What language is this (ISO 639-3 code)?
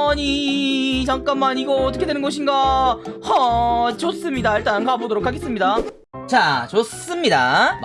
kor